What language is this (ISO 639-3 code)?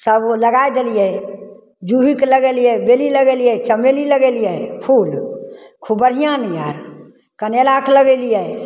mai